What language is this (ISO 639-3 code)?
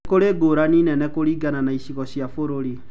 kik